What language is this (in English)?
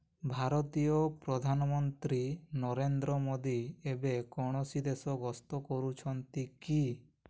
Odia